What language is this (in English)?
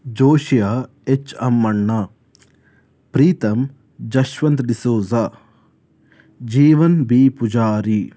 Kannada